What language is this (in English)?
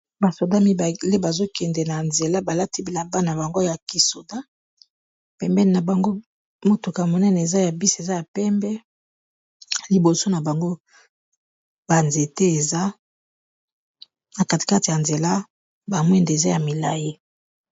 Lingala